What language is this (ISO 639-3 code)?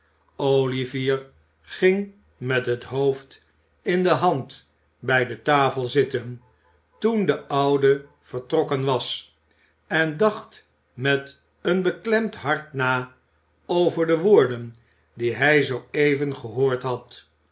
nld